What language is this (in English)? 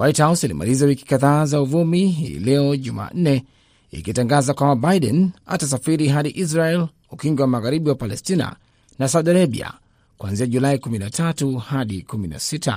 Swahili